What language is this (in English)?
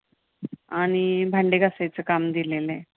Marathi